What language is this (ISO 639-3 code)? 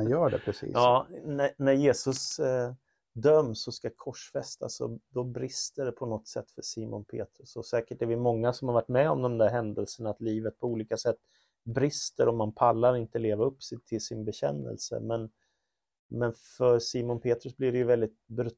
swe